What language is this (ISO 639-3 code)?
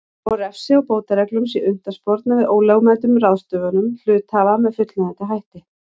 isl